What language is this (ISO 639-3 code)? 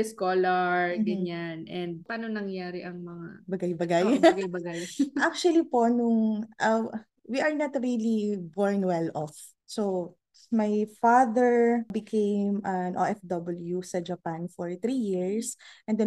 fil